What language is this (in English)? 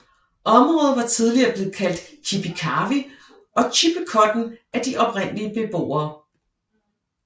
Danish